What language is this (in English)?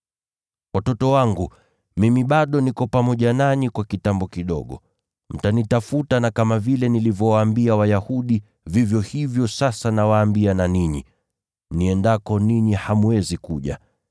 Swahili